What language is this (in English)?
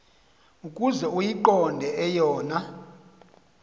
Xhosa